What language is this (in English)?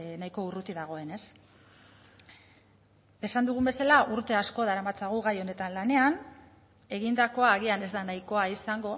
Basque